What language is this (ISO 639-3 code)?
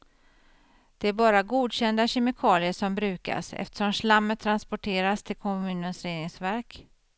swe